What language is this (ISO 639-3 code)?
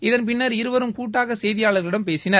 tam